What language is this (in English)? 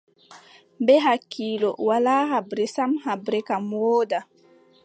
Adamawa Fulfulde